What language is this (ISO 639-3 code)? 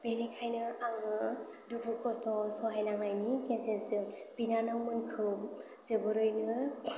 brx